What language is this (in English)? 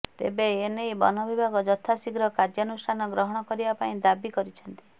Odia